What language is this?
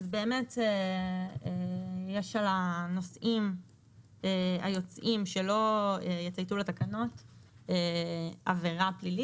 Hebrew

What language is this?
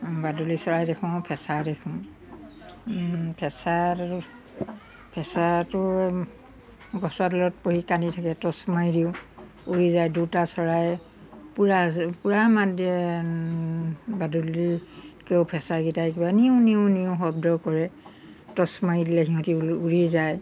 Assamese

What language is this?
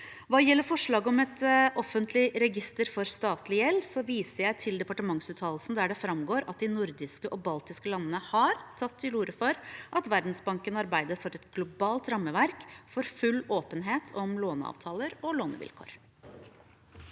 Norwegian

